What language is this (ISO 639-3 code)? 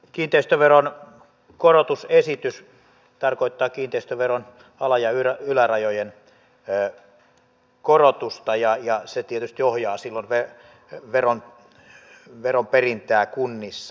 fin